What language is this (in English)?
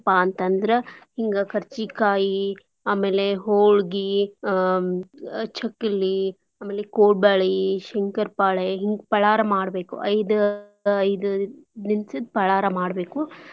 Kannada